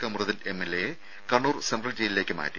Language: Malayalam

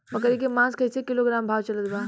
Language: Bhojpuri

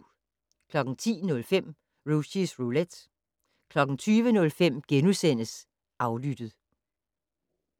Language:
Danish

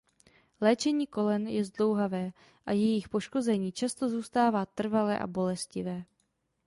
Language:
Czech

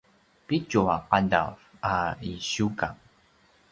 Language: Paiwan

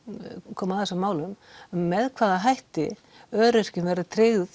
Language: Icelandic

